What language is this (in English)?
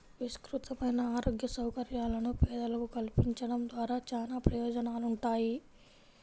Telugu